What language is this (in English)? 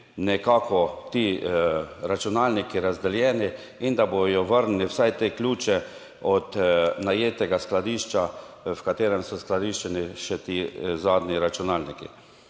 Slovenian